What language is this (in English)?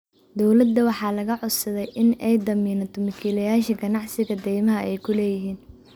Somali